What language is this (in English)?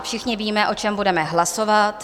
Czech